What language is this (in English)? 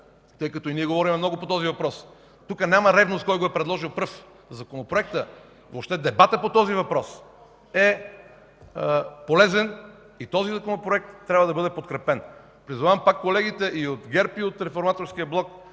Bulgarian